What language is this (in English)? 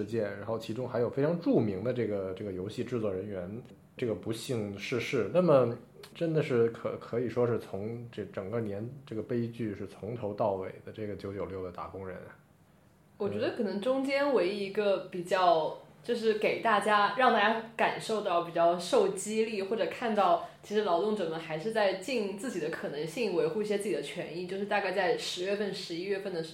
Chinese